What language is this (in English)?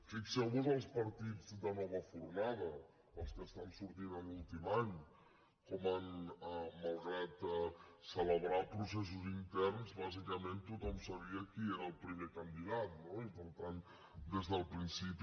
Catalan